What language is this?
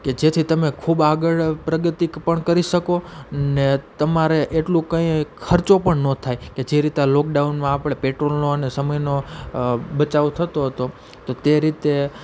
Gujarati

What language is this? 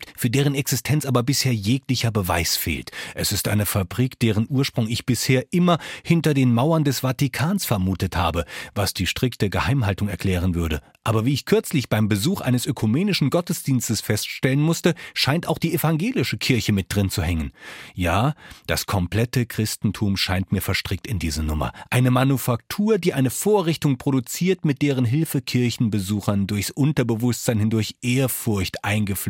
German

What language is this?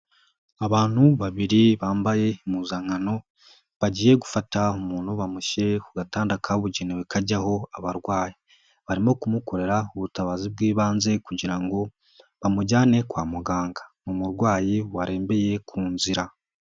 Kinyarwanda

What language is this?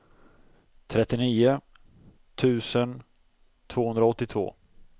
Swedish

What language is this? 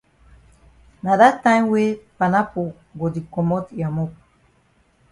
Cameroon Pidgin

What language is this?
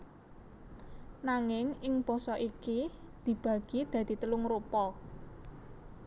Javanese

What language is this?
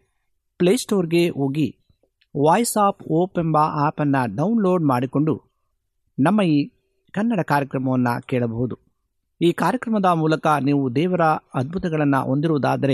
Kannada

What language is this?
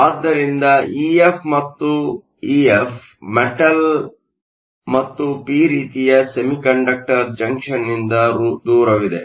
Kannada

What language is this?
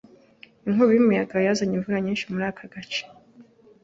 Kinyarwanda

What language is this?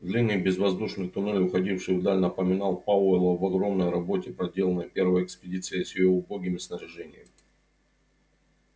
Russian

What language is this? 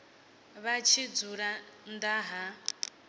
Venda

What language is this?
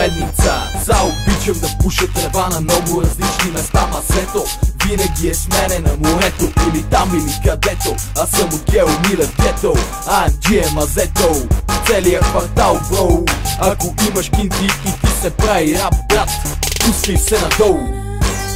Bulgarian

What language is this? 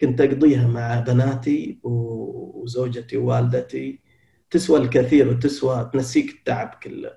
Arabic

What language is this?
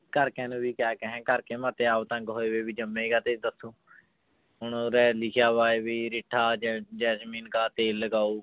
Punjabi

